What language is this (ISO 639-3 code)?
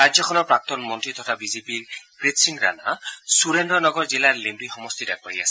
asm